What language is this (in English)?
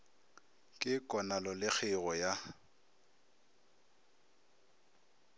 Northern Sotho